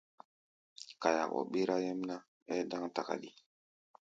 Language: Gbaya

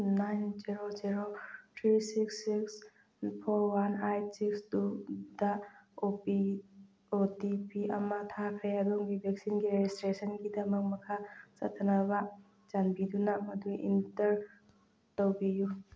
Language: Manipuri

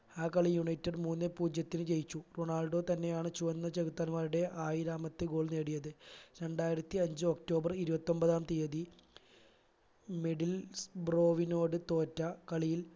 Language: Malayalam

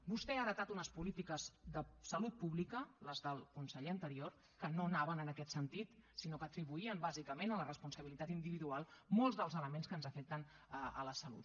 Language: Catalan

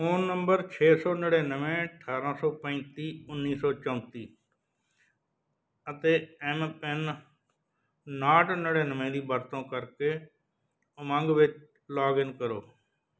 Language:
Punjabi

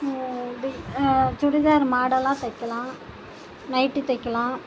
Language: Tamil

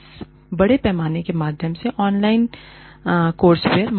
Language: Hindi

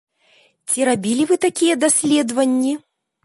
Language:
Belarusian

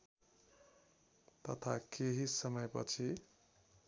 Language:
Nepali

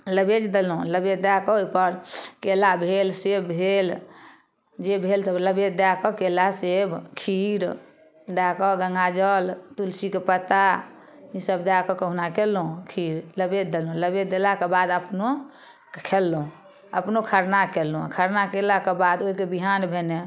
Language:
Maithili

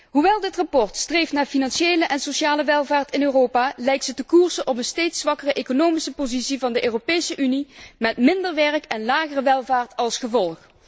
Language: Dutch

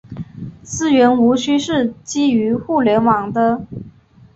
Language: Chinese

